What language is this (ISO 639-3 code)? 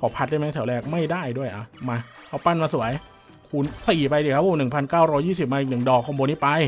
tha